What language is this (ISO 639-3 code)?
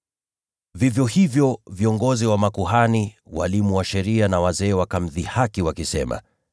swa